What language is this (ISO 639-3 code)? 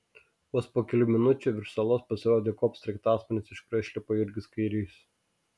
lit